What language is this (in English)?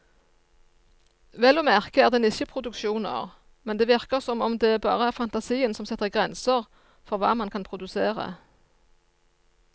Norwegian